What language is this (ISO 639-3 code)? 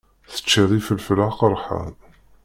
kab